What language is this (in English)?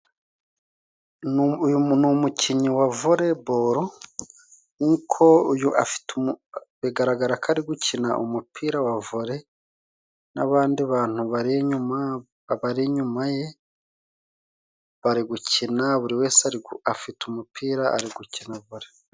Kinyarwanda